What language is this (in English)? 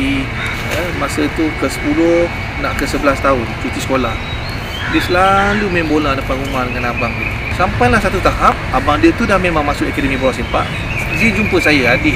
Malay